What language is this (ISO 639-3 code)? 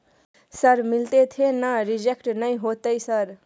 mai